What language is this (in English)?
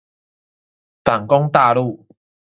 Chinese